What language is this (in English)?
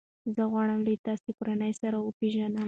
Pashto